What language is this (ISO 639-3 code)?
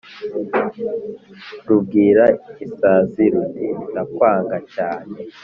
kin